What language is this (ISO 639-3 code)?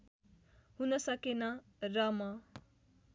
nep